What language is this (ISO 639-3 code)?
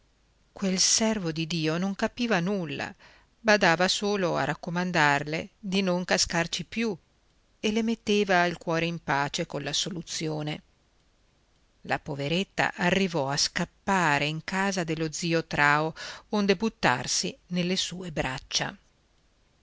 ita